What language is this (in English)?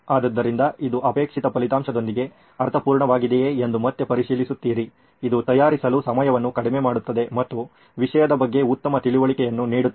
Kannada